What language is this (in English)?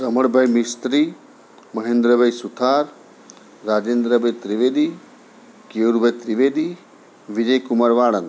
Gujarati